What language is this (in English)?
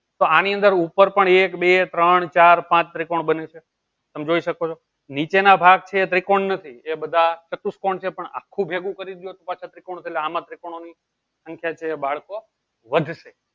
Gujarati